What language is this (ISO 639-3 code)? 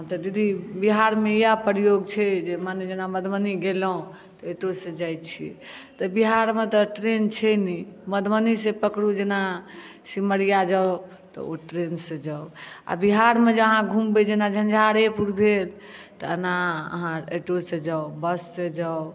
mai